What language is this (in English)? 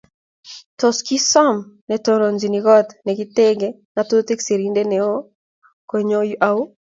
Kalenjin